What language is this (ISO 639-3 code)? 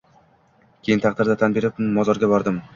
uzb